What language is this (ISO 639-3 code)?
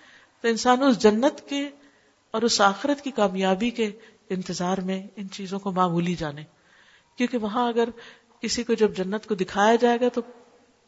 urd